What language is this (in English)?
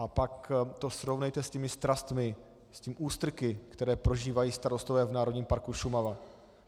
Czech